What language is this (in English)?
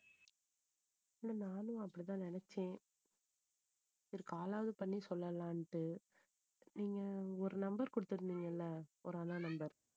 Tamil